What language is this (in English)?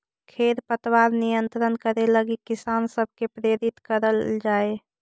Magahi